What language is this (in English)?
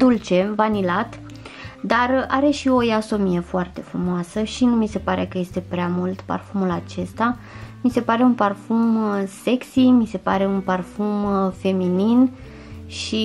Romanian